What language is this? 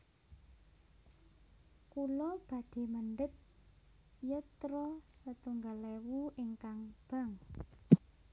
Javanese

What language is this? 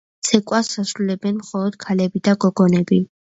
Georgian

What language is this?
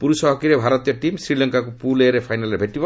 Odia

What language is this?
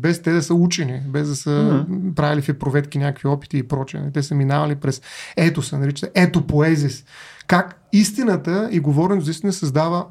Bulgarian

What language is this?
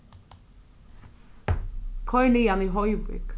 Faroese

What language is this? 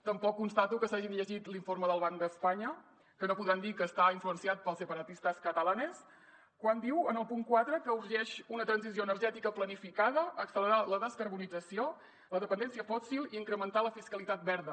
Catalan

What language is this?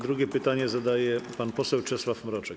Polish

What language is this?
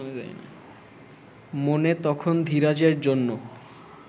Bangla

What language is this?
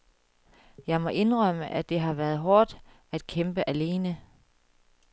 Danish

